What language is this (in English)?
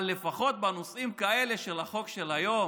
Hebrew